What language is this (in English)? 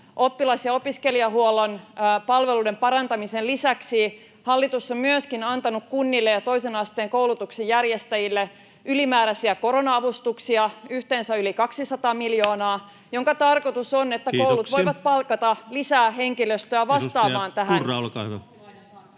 Finnish